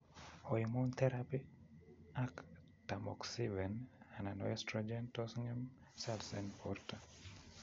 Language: Kalenjin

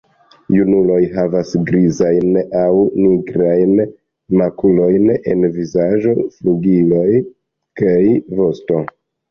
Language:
Esperanto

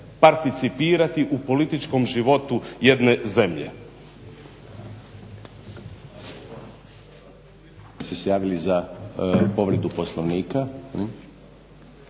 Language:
Croatian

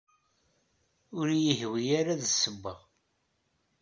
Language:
Kabyle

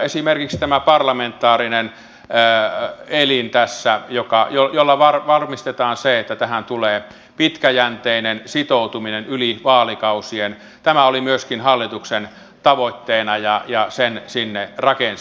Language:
Finnish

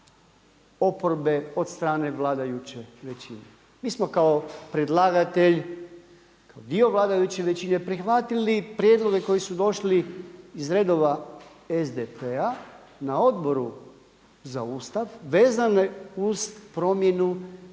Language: Croatian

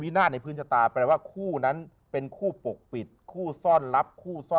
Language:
Thai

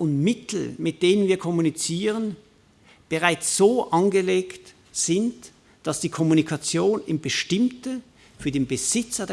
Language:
German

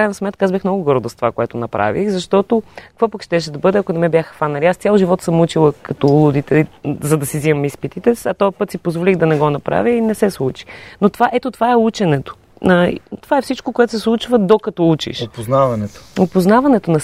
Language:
Bulgarian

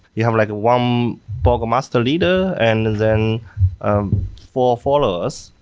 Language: English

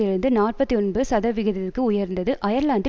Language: Tamil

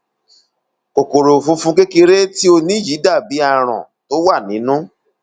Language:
Yoruba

